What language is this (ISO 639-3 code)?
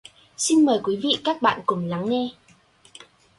vie